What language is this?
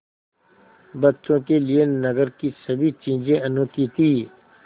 Hindi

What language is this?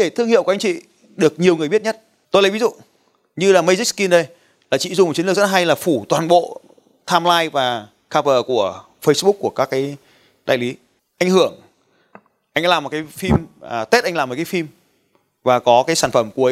Vietnamese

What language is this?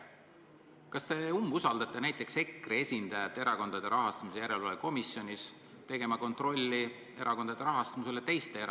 Estonian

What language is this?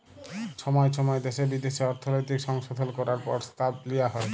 Bangla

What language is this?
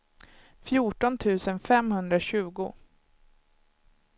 Swedish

